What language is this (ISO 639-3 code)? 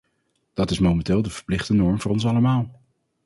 nld